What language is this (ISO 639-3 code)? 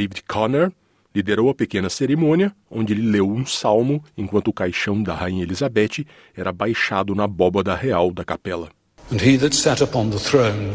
por